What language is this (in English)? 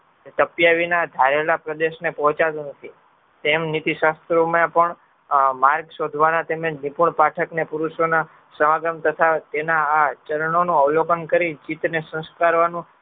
Gujarati